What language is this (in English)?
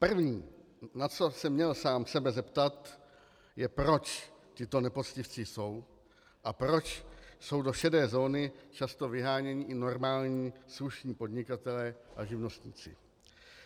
Czech